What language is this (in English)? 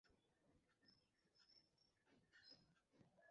Bangla